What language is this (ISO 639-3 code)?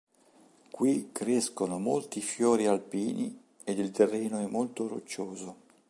ita